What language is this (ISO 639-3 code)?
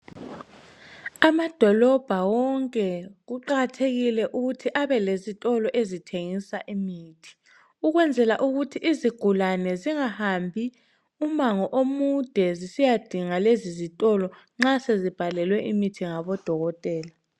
nde